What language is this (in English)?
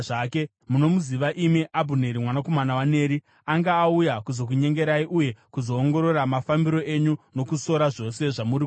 Shona